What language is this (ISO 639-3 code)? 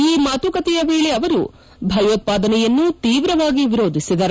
kan